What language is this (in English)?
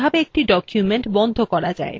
Bangla